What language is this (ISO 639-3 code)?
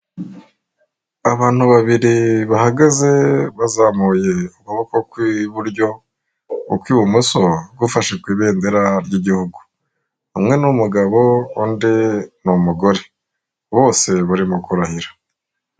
kin